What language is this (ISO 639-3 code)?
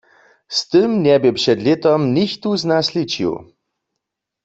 hsb